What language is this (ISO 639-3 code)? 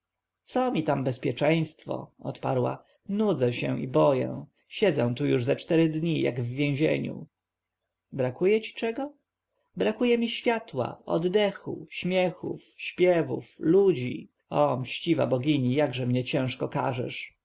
pol